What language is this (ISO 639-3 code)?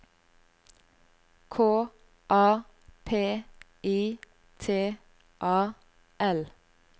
nor